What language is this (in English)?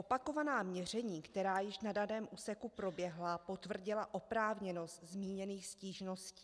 Czech